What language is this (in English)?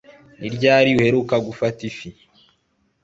Kinyarwanda